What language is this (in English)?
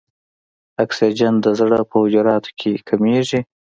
Pashto